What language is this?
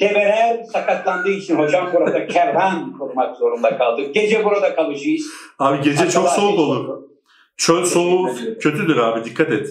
Turkish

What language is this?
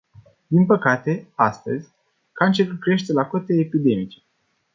Romanian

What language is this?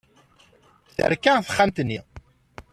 Kabyle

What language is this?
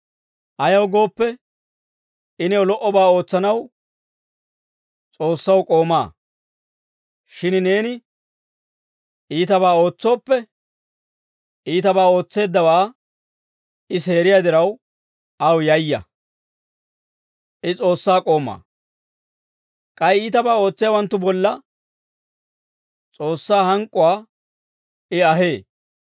Dawro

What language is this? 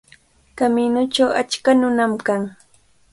Cajatambo North Lima Quechua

